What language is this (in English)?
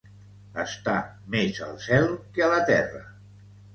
Catalan